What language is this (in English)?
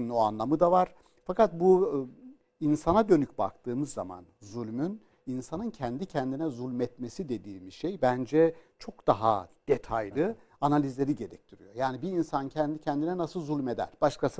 Turkish